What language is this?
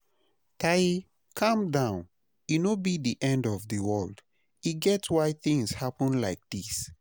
Nigerian Pidgin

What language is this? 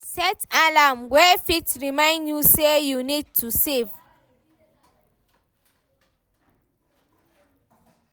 Nigerian Pidgin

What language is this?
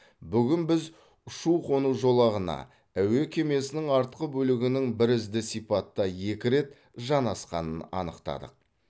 Kazakh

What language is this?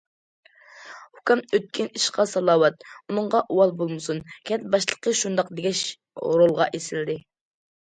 Uyghur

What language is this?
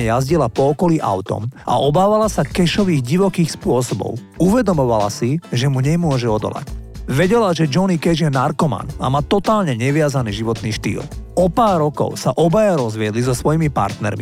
Slovak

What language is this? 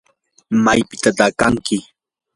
Yanahuanca Pasco Quechua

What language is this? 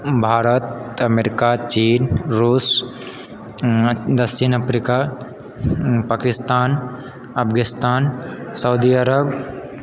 Maithili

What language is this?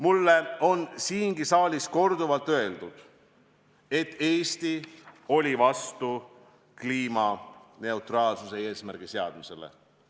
Estonian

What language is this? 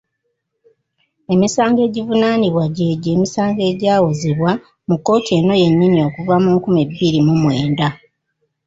Ganda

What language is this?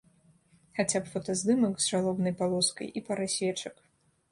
Belarusian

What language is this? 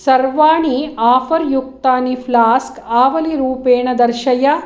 Sanskrit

